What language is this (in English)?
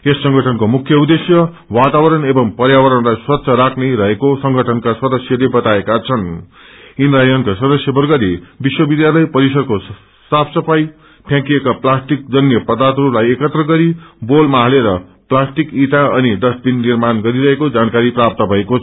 Nepali